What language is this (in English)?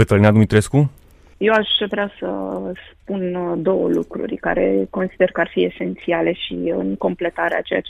Romanian